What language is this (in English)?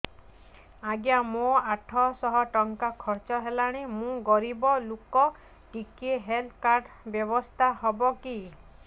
Odia